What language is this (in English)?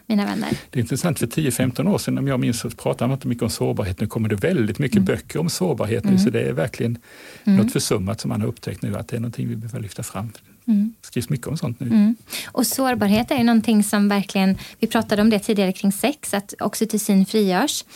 Swedish